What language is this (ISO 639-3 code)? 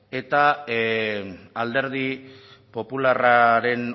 eus